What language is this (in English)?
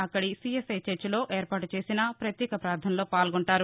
Telugu